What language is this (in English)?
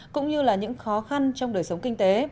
Vietnamese